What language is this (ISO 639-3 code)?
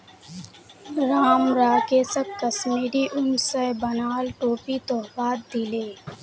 mag